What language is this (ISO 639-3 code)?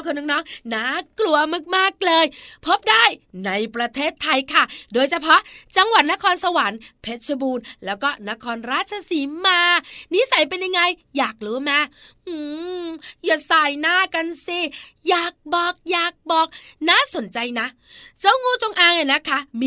tha